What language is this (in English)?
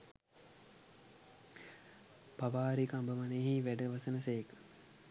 Sinhala